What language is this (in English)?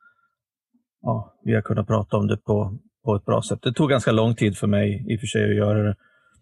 Swedish